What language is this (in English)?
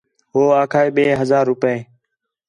Khetrani